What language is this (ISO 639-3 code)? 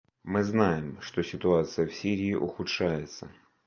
rus